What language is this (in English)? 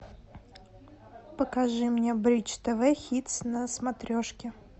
Russian